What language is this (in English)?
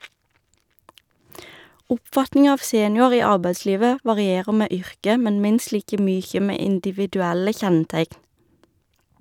Norwegian